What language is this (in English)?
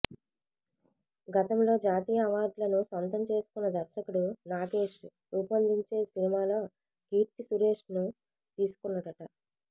Telugu